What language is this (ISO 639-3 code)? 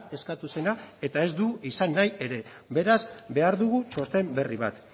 eus